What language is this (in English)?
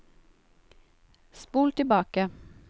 Norwegian